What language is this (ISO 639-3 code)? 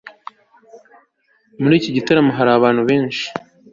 kin